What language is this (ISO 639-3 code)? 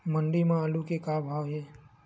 hne